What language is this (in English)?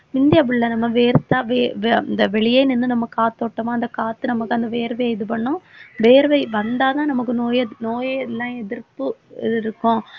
Tamil